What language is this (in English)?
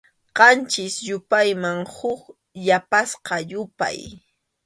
Arequipa-La Unión Quechua